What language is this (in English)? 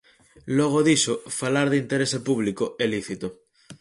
Galician